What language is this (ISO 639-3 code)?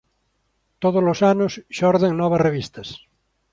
glg